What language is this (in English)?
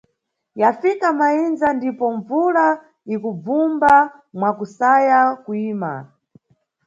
Nyungwe